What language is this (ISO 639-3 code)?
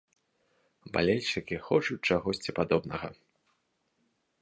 bel